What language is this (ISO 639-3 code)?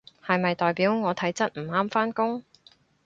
yue